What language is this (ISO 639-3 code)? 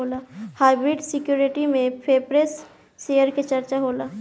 bho